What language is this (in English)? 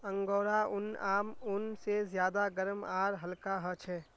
Magahi